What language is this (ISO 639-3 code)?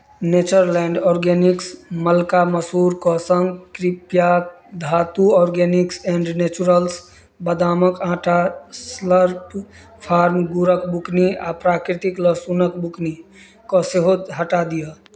mai